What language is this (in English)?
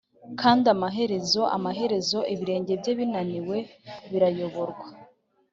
Kinyarwanda